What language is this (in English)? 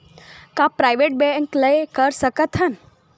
Chhattisgarhi